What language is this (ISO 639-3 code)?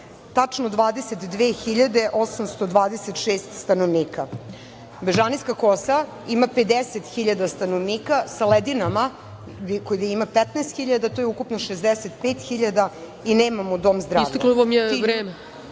srp